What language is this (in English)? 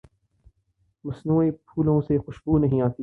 Urdu